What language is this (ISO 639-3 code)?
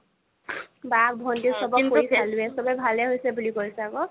asm